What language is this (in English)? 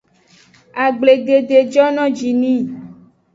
Aja (Benin)